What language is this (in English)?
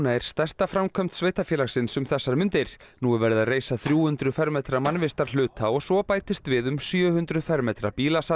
Icelandic